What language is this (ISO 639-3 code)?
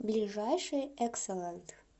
rus